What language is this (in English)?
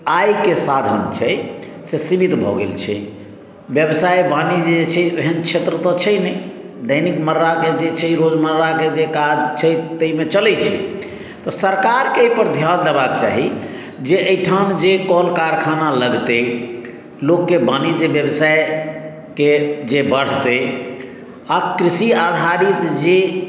Maithili